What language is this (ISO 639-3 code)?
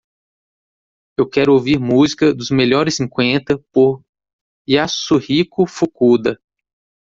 por